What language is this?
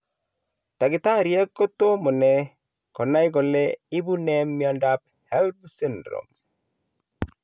Kalenjin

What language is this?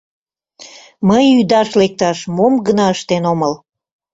Mari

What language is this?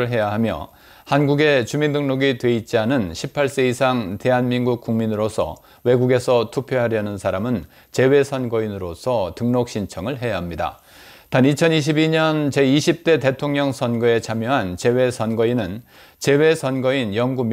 Korean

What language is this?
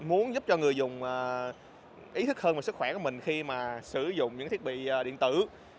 Vietnamese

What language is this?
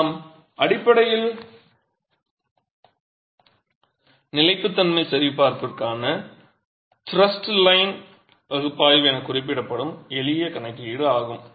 Tamil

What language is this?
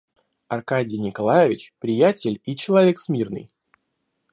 Russian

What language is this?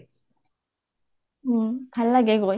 Assamese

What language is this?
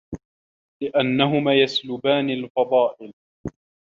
Arabic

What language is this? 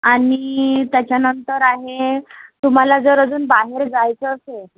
Marathi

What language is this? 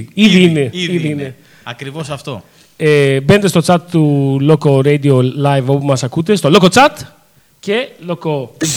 Greek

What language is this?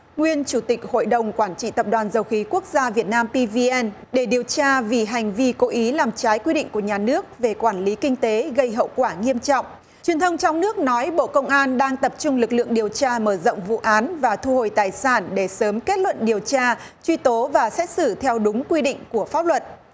Vietnamese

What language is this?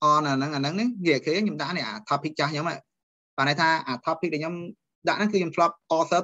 Vietnamese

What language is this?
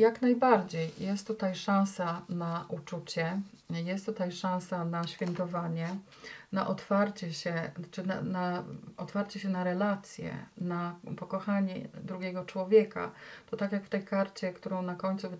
Polish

